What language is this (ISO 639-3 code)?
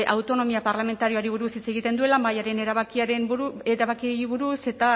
eus